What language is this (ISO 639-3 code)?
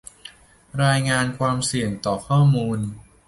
tha